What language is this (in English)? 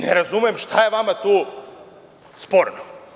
Serbian